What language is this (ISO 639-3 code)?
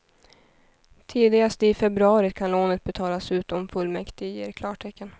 swe